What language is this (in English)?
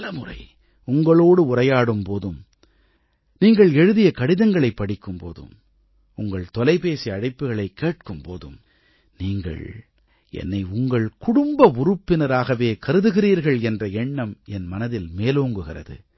Tamil